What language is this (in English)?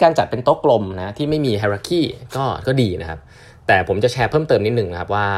Thai